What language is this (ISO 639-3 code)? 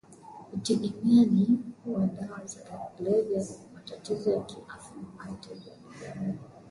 swa